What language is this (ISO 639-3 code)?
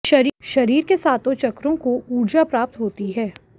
hin